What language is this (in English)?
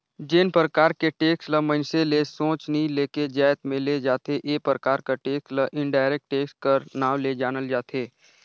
Chhattisgarhi